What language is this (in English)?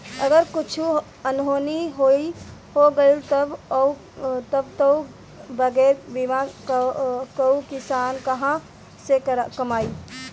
Bhojpuri